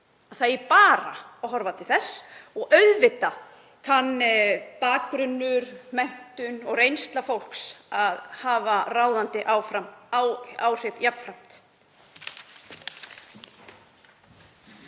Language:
Icelandic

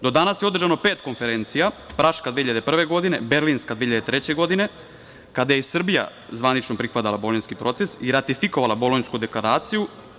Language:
Serbian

